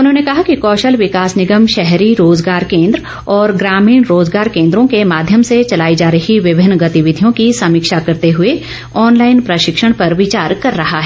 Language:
Hindi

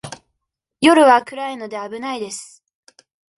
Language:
Japanese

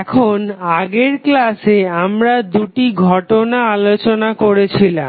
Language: Bangla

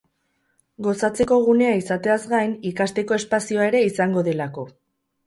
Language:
Basque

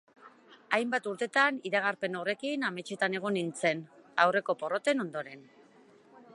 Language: Basque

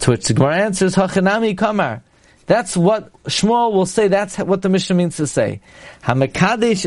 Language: English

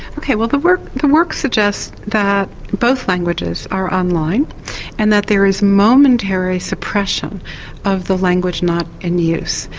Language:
English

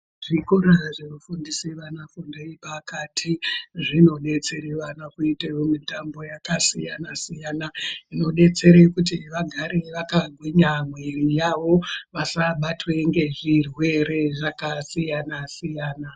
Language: Ndau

